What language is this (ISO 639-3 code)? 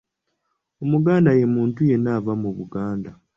lug